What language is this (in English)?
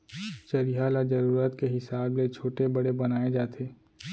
Chhattisgarhi